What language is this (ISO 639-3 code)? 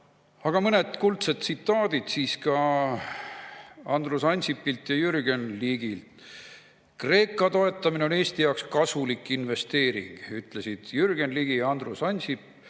est